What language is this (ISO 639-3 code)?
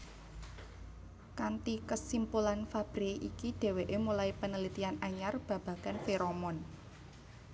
jav